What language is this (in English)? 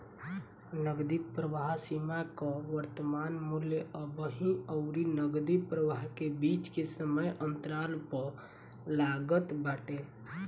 Bhojpuri